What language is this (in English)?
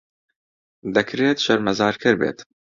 Central Kurdish